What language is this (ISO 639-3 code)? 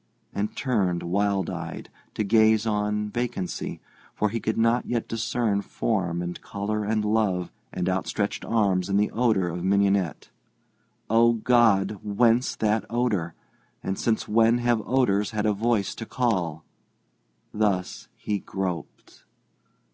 eng